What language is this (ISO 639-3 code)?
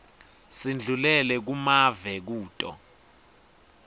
ssw